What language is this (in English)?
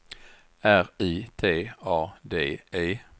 Swedish